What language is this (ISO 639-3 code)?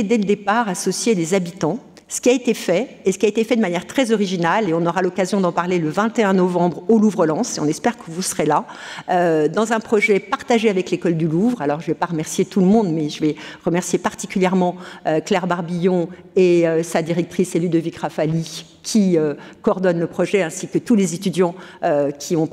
fra